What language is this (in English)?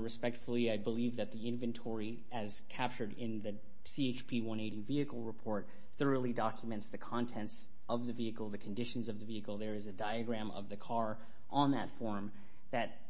English